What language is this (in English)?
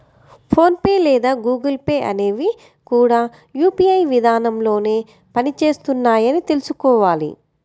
Telugu